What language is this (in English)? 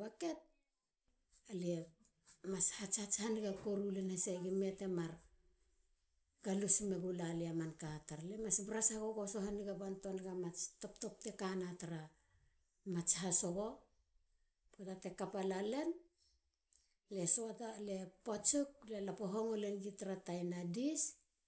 Halia